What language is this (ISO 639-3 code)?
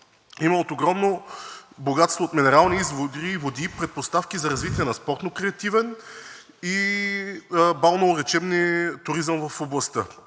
bul